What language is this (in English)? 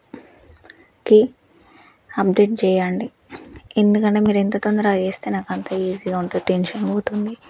Telugu